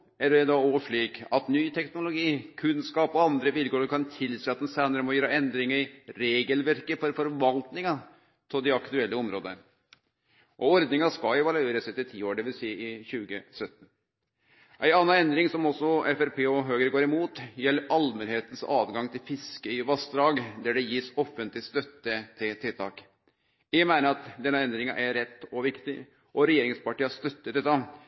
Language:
Norwegian Nynorsk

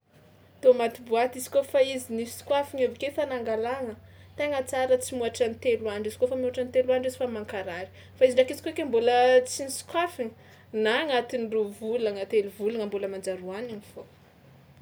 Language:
Tsimihety Malagasy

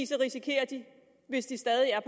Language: Danish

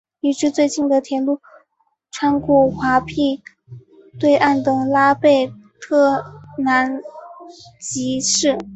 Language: Chinese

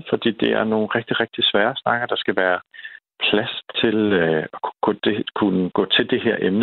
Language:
Danish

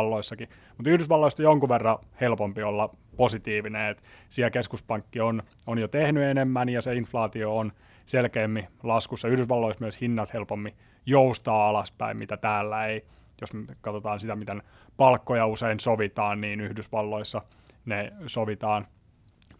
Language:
Finnish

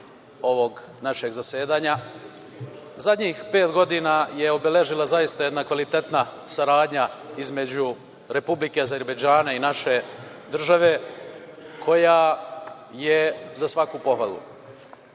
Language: Serbian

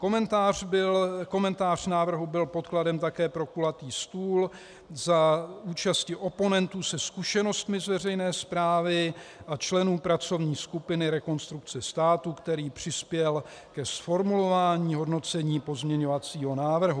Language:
Czech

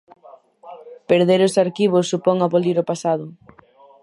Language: Galician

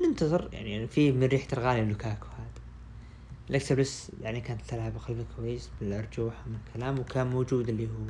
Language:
Arabic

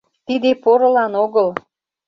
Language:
Mari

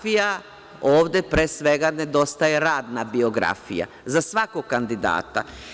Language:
Serbian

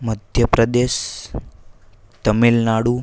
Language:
Gujarati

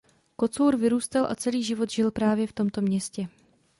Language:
Czech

